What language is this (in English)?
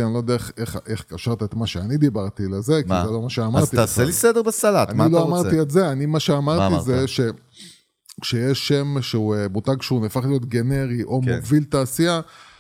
Hebrew